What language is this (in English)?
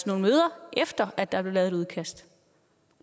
Danish